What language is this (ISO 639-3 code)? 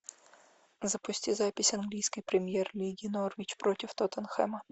rus